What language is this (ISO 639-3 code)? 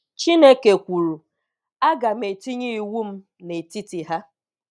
ibo